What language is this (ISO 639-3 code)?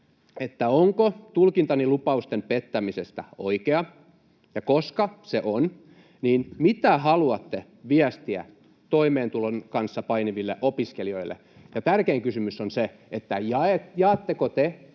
fin